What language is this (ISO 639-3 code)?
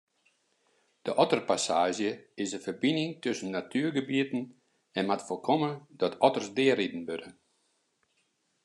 fry